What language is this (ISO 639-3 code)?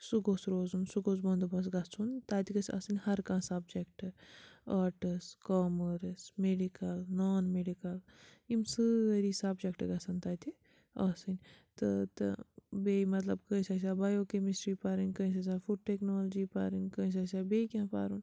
kas